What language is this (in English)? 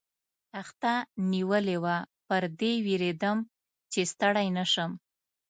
Pashto